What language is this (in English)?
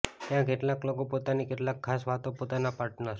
Gujarati